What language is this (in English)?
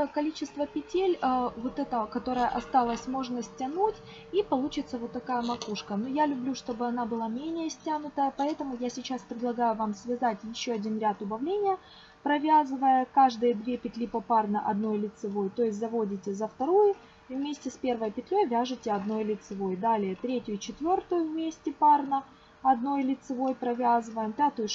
Russian